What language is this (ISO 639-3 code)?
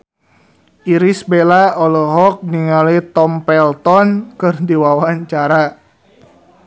sun